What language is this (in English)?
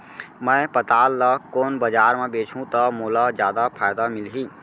Chhattisgarhi